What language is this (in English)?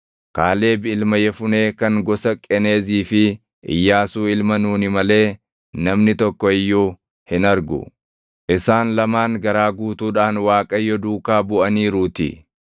Oromo